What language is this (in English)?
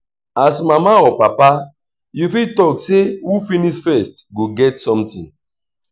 Nigerian Pidgin